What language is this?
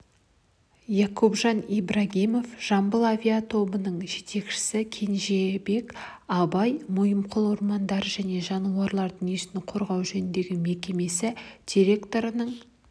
Kazakh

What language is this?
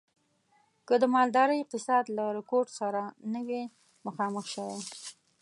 Pashto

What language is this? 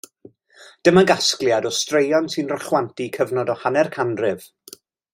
Welsh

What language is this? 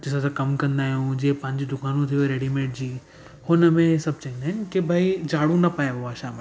Sindhi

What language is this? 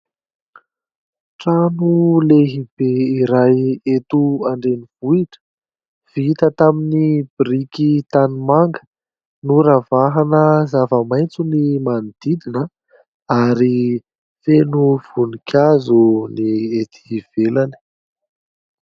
Malagasy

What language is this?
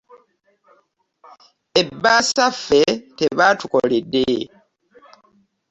Ganda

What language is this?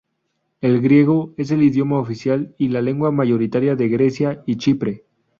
Spanish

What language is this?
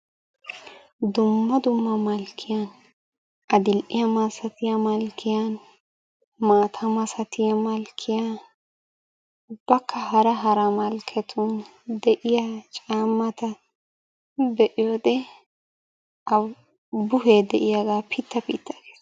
Wolaytta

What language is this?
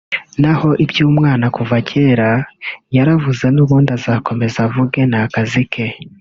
Kinyarwanda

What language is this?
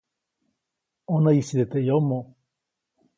Copainalá Zoque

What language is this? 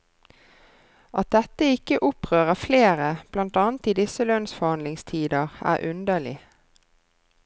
Norwegian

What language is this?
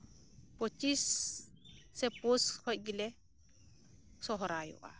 Santali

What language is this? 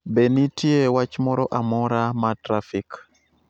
Luo (Kenya and Tanzania)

